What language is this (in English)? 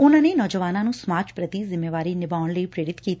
Punjabi